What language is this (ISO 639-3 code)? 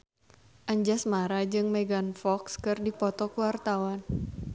sun